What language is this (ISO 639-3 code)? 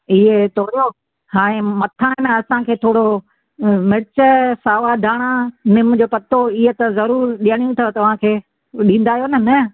snd